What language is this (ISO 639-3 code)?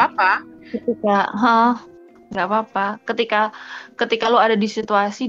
ind